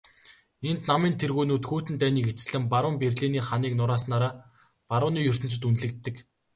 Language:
Mongolian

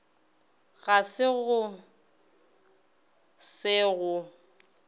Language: Northern Sotho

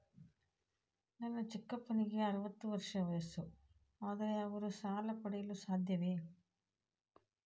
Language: Kannada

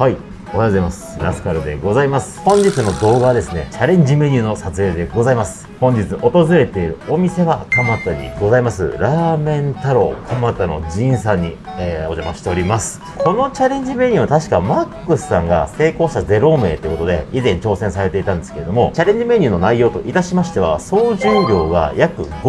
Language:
Japanese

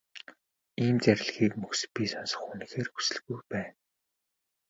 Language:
Mongolian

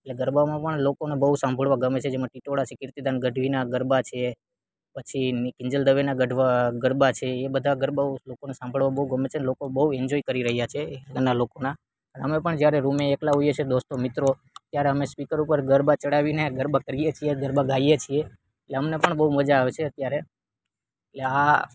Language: Gujarati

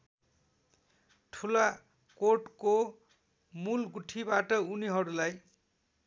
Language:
Nepali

